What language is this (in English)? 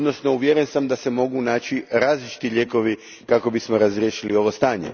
Croatian